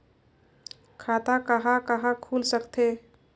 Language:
Chhattisgarhi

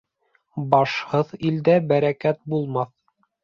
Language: Bashkir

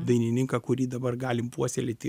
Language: Lithuanian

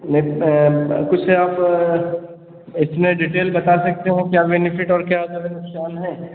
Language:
Hindi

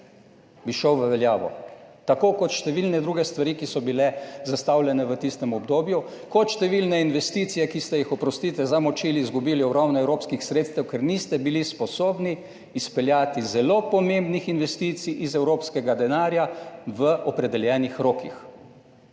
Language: Slovenian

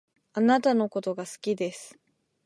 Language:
Japanese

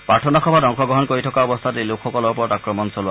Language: Assamese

